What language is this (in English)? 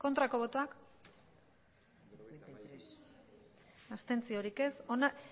Basque